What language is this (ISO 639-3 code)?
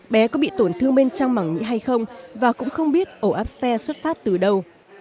vie